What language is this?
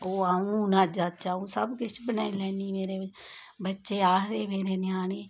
Dogri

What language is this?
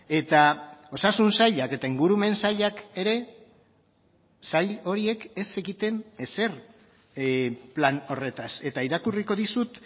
Basque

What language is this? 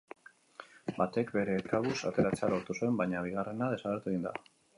Basque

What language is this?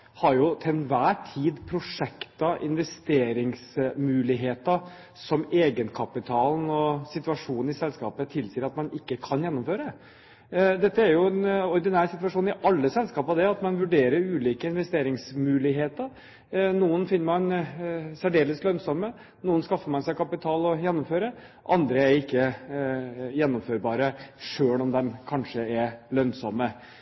Norwegian Bokmål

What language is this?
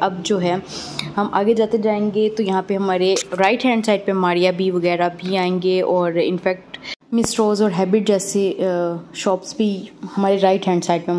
Hindi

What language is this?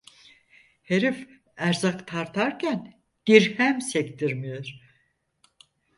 Turkish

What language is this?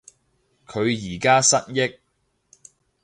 Cantonese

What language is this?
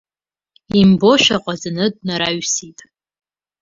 Abkhazian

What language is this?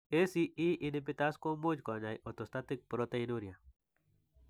Kalenjin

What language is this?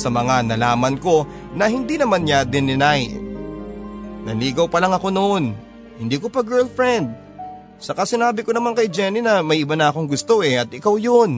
Filipino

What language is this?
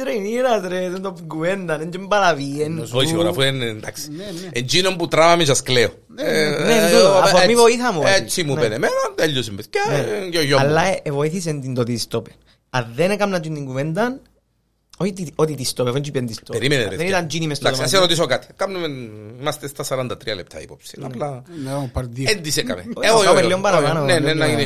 Greek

